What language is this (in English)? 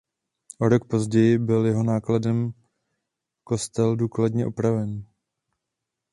Czech